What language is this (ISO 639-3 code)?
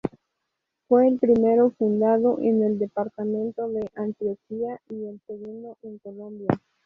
spa